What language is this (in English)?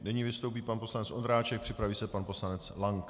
Czech